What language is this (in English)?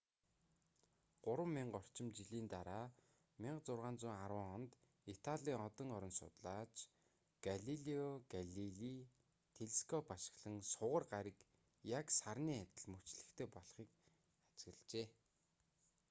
Mongolian